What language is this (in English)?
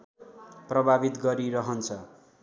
Nepali